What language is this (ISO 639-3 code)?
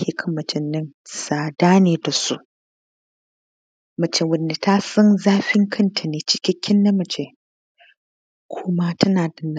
hau